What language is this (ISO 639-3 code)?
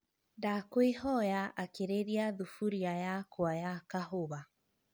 kik